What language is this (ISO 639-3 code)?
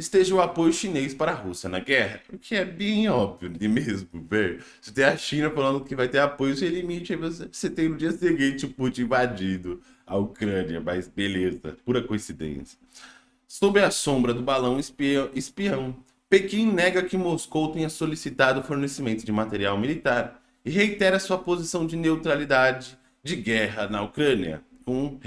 por